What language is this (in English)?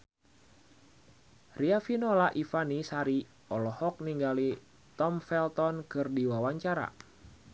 Sundanese